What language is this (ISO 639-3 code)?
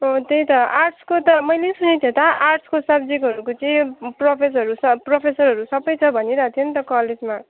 nep